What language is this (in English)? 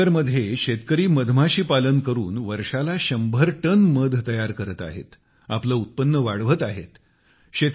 Marathi